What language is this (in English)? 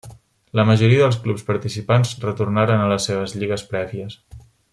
Catalan